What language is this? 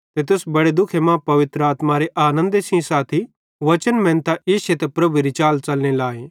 Bhadrawahi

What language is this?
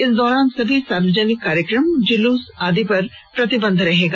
Hindi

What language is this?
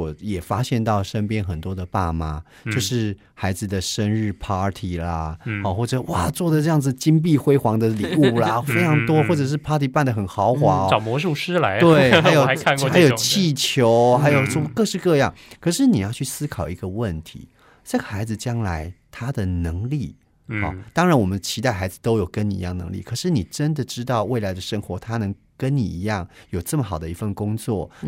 Chinese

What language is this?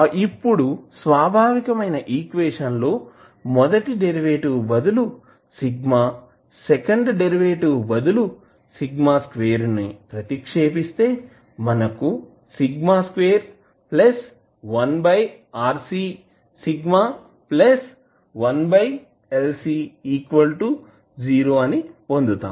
Telugu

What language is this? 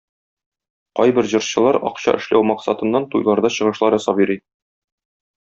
Tatar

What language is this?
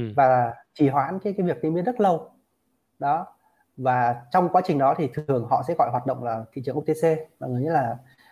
Vietnamese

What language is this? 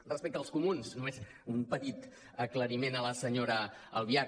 Catalan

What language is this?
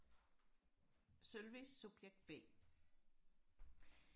Danish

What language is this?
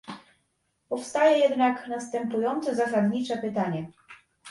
Polish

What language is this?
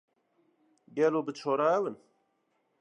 Kurdish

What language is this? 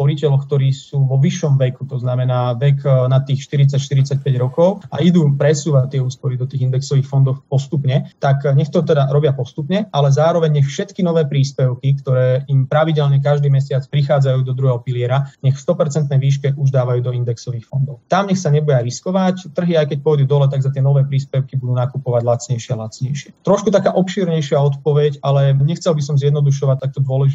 Slovak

